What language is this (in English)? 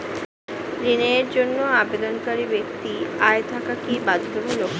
Bangla